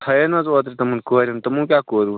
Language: Kashmiri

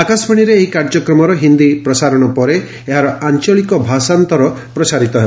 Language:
Odia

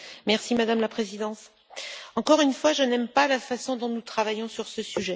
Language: French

